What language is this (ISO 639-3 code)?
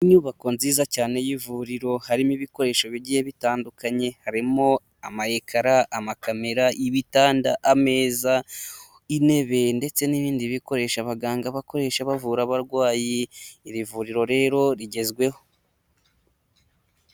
kin